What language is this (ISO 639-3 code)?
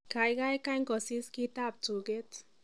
kln